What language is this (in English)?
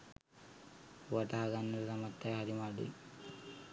Sinhala